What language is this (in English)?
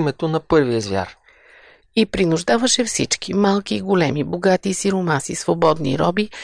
Bulgarian